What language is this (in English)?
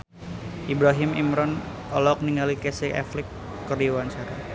Sundanese